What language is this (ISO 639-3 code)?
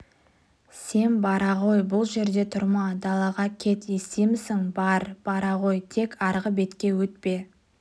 kaz